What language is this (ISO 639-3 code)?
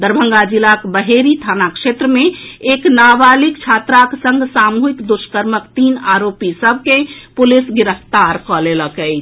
mai